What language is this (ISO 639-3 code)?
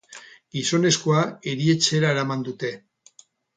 eus